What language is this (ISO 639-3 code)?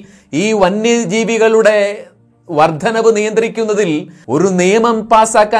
mal